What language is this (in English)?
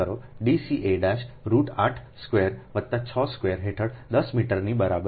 Gujarati